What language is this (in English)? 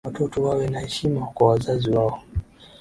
Swahili